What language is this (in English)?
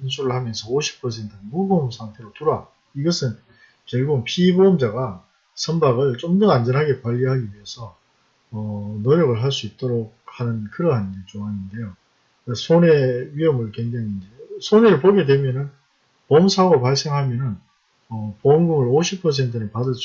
Korean